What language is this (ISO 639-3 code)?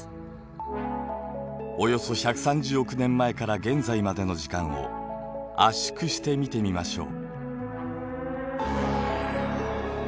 jpn